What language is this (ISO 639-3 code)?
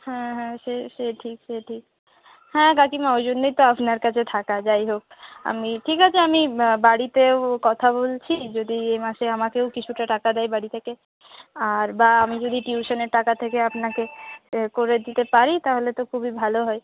ben